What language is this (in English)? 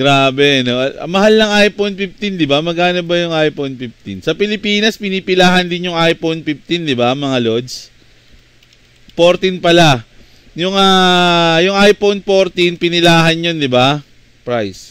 Filipino